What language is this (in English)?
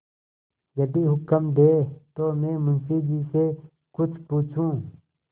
Hindi